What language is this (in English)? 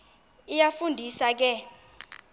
Xhosa